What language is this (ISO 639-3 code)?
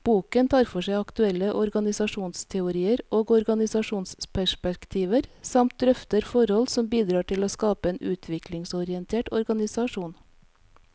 nor